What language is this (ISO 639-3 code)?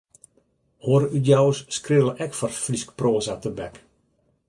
fry